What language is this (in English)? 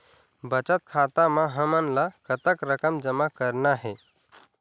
Chhattisgarhi